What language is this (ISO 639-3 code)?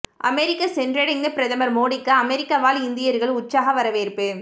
tam